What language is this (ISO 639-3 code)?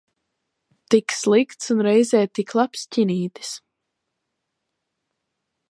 lav